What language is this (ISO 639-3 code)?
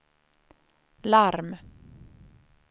swe